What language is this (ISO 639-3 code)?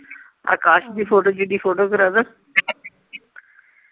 pan